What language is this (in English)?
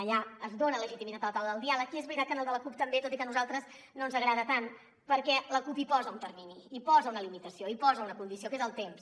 Catalan